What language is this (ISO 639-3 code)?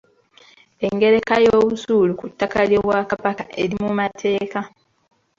lug